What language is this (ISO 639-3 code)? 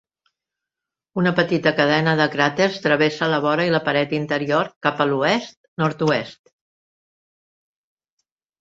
cat